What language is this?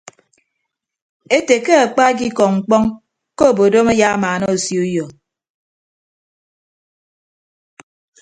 Ibibio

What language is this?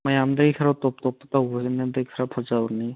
Manipuri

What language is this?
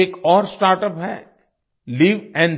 Hindi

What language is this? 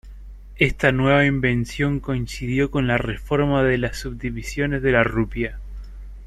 Spanish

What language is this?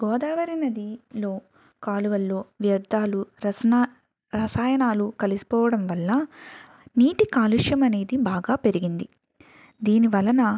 Telugu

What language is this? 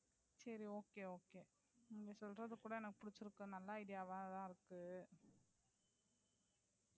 Tamil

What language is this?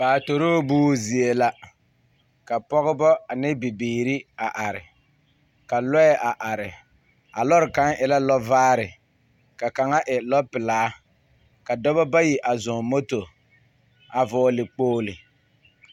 Southern Dagaare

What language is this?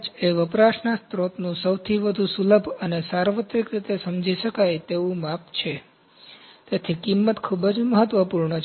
Gujarati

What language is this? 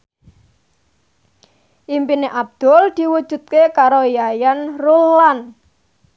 Javanese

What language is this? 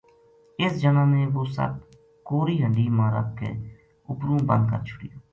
Gujari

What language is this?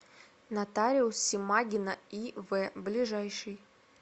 Russian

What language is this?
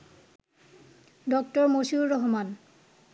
Bangla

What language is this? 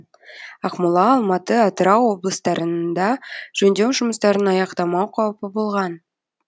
Kazakh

